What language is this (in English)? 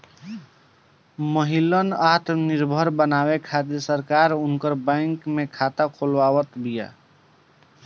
Bhojpuri